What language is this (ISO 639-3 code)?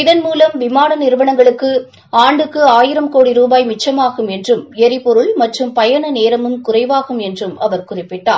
tam